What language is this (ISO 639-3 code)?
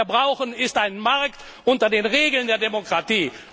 deu